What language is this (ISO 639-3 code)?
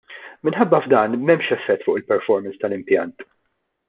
mlt